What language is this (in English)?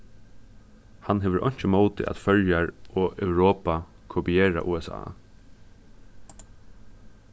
Faroese